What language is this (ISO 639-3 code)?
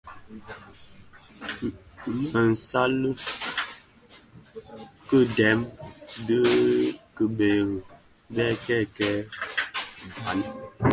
ksf